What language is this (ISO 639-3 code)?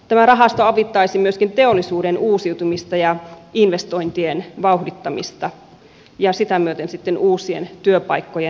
fin